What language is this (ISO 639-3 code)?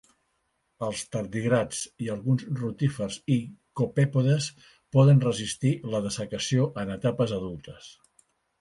cat